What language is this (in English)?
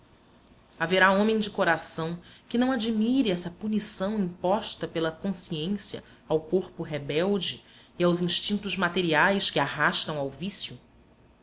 Portuguese